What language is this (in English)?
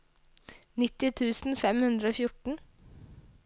Norwegian